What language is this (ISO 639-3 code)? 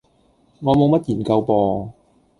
yue